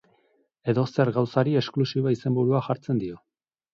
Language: Basque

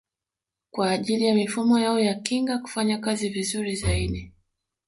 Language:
Swahili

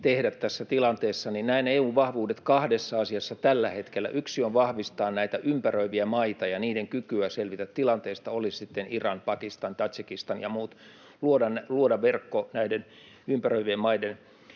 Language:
Finnish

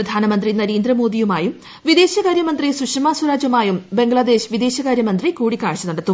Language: Malayalam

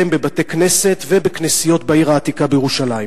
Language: Hebrew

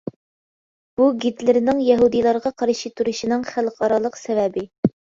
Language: Uyghur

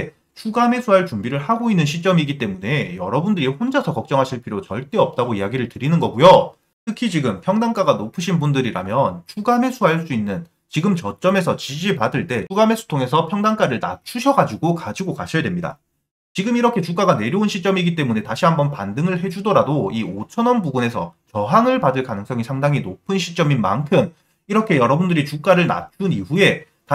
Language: Korean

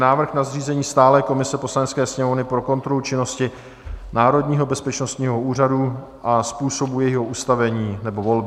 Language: Czech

